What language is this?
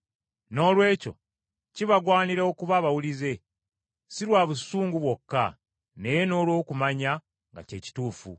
Ganda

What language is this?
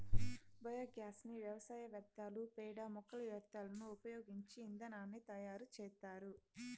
Telugu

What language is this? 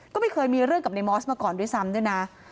Thai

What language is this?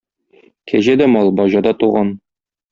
Tatar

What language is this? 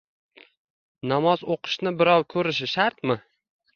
Uzbek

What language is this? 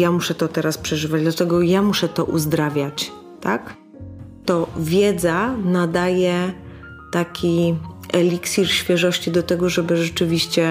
Polish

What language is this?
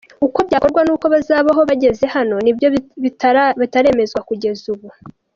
Kinyarwanda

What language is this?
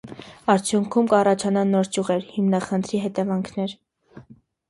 Armenian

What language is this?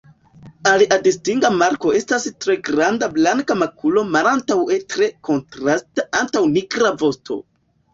Esperanto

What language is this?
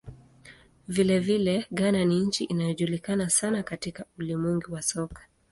Swahili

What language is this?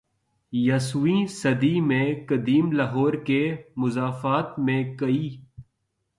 Urdu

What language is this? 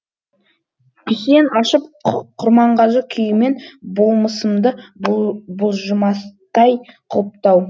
Kazakh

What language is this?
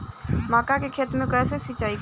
Bhojpuri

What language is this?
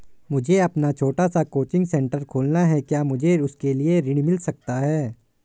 Hindi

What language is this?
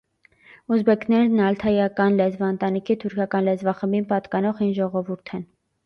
Armenian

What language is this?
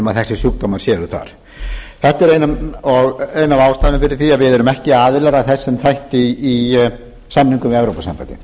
Icelandic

